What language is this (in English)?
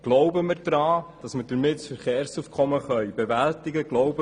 Swiss German